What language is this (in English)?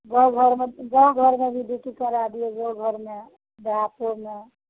Maithili